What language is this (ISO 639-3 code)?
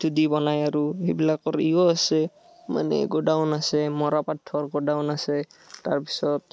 asm